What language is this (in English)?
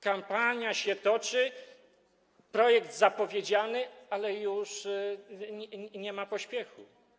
Polish